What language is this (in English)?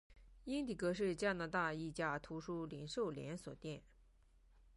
Chinese